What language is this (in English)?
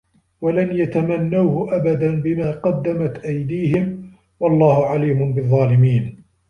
Arabic